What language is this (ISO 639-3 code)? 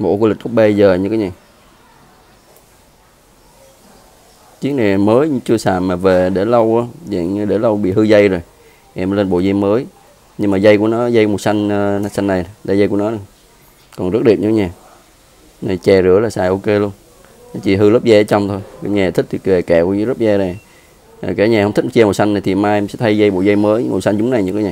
vie